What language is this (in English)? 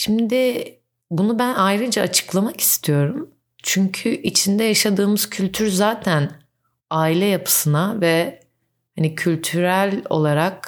Turkish